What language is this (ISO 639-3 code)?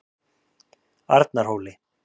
isl